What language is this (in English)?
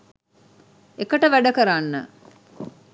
Sinhala